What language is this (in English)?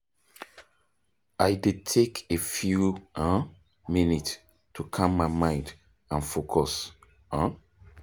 Nigerian Pidgin